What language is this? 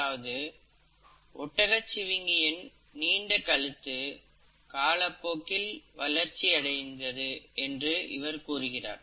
Tamil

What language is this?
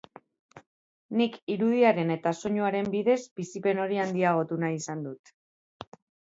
Basque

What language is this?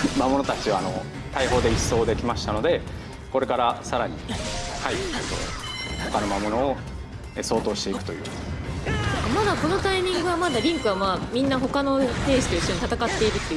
Japanese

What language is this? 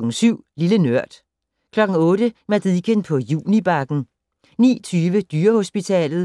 Danish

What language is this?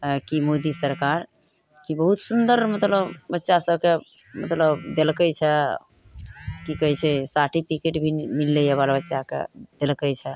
Maithili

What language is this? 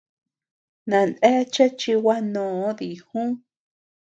Tepeuxila Cuicatec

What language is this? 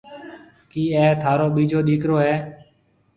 Marwari (Pakistan)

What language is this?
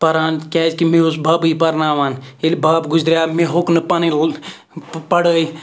Kashmiri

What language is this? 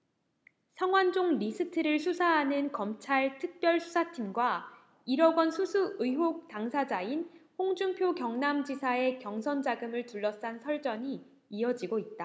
Korean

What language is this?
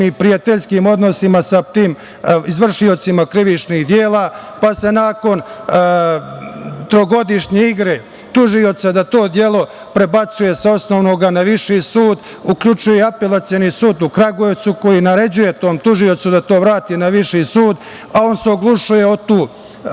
Serbian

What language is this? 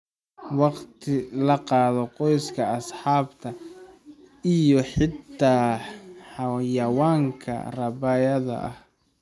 Somali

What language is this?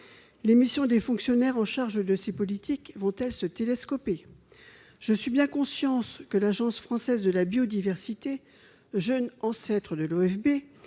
French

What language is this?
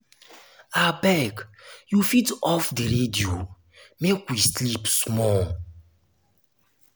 Nigerian Pidgin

